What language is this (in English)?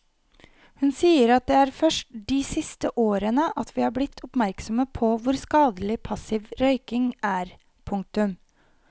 Norwegian